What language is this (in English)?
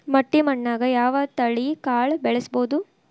Kannada